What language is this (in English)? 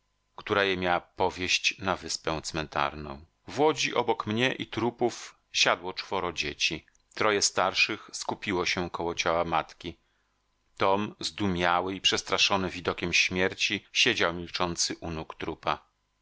Polish